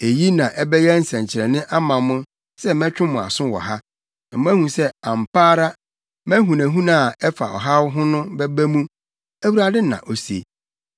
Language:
Akan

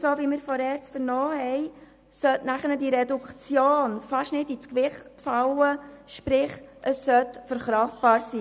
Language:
Swiss German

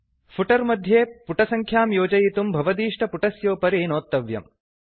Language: Sanskrit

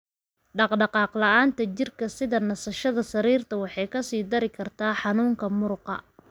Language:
Somali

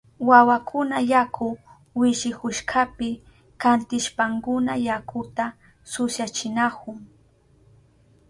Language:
Southern Pastaza Quechua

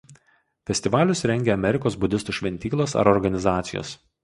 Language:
Lithuanian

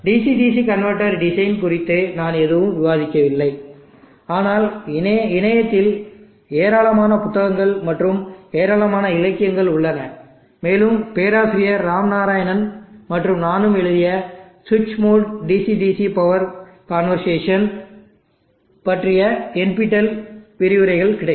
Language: Tamil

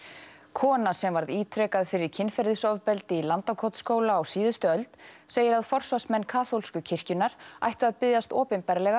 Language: Icelandic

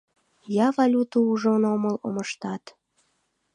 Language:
Mari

